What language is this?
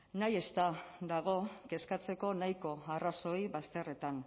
Basque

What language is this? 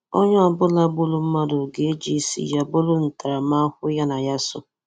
Igbo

